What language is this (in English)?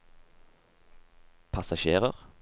Norwegian